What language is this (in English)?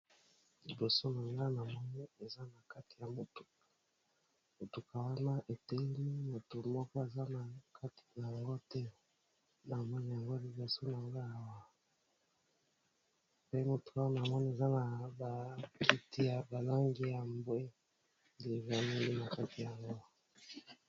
Lingala